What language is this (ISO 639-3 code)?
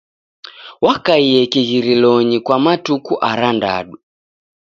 dav